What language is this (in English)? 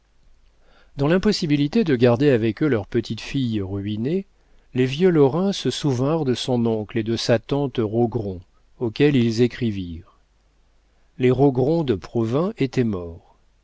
French